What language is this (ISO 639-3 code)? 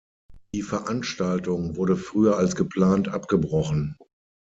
deu